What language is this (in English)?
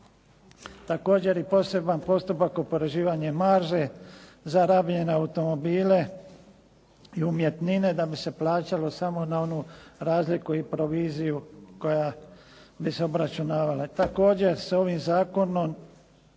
Croatian